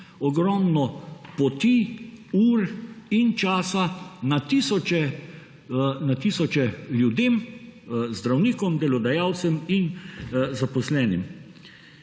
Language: Slovenian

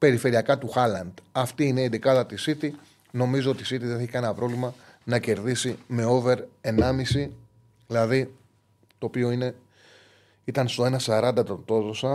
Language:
Greek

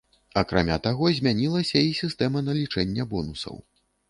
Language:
Belarusian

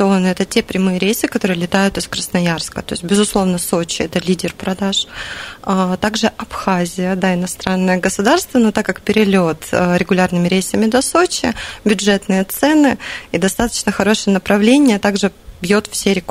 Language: Russian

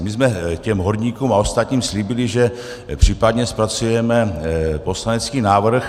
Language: Czech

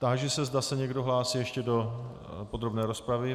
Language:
Czech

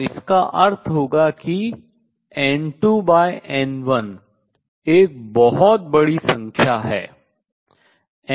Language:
Hindi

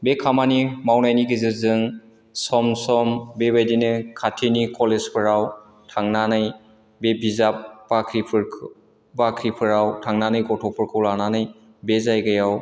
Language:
Bodo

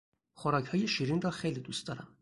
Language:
Persian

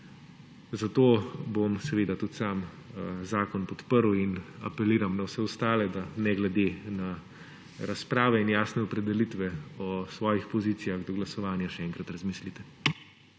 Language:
Slovenian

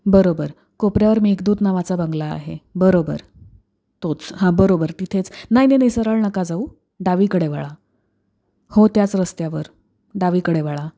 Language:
Marathi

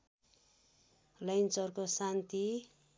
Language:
Nepali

